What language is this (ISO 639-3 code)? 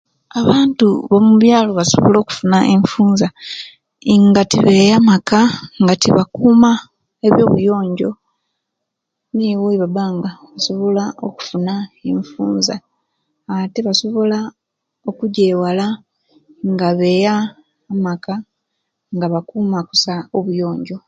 lke